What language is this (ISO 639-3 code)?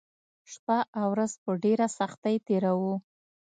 pus